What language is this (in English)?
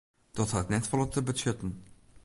Western Frisian